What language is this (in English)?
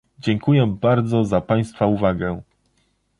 Polish